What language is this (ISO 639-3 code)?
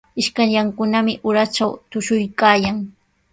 qws